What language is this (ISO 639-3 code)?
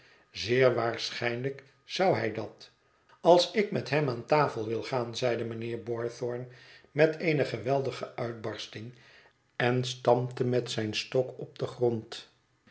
nld